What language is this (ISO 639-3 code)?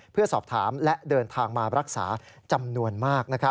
tha